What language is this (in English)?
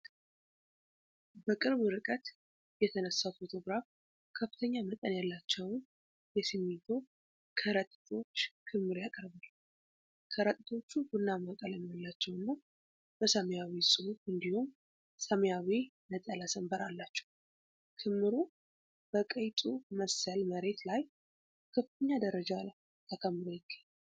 Amharic